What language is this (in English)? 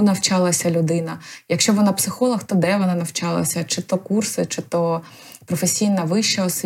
Ukrainian